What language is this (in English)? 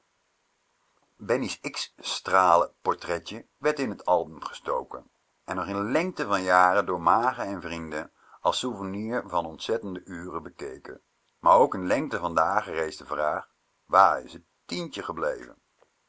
Dutch